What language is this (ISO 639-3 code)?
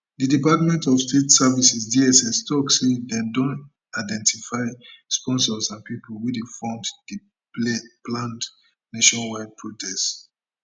pcm